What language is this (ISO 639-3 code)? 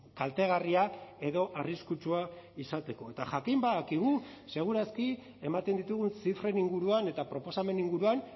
eus